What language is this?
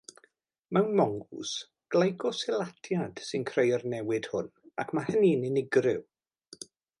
Welsh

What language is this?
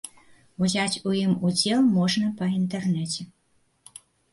Belarusian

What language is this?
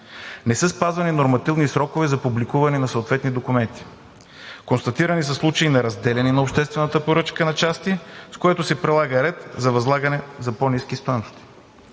Bulgarian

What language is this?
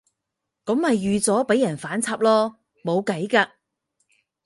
Cantonese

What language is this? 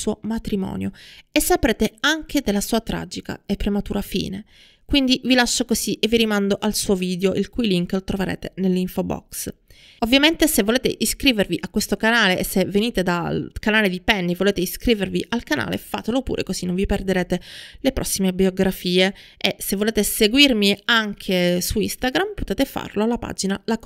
Italian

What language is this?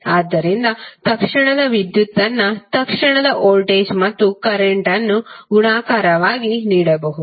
Kannada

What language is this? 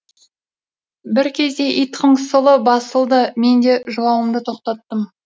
Kazakh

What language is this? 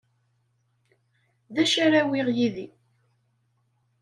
Kabyle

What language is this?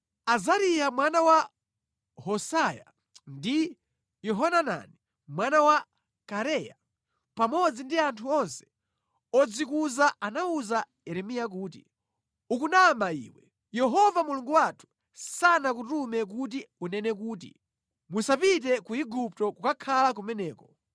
Nyanja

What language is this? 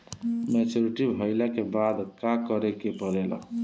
Bhojpuri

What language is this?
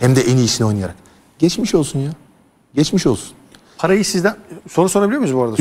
Turkish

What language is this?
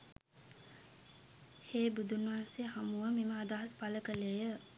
Sinhala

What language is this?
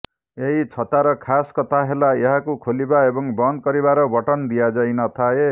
Odia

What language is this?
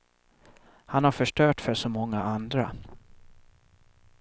Swedish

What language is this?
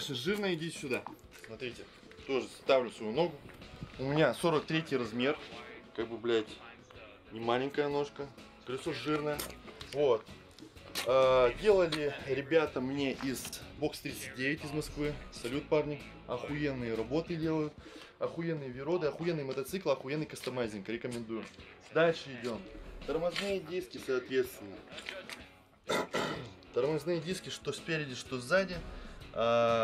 Russian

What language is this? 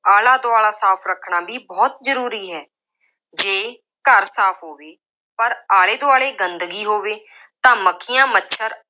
Punjabi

